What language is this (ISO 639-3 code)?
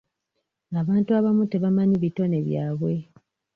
lug